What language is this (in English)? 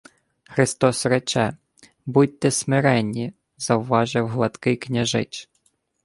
Ukrainian